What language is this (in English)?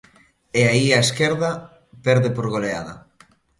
Galician